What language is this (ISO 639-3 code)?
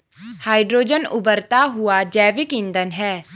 hin